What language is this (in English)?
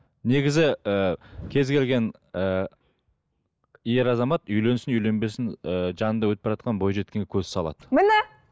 Kazakh